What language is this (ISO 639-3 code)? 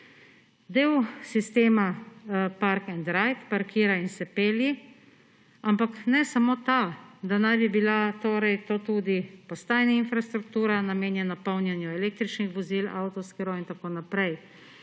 slv